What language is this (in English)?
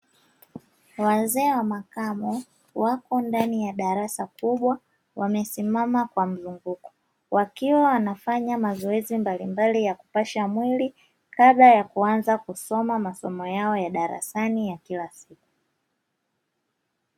Swahili